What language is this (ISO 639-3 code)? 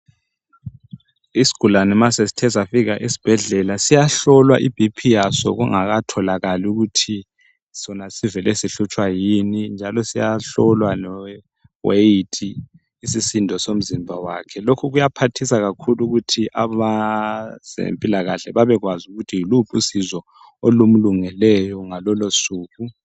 nde